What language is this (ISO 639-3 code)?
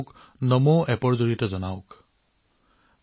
asm